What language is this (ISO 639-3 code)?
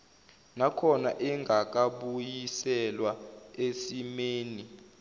zul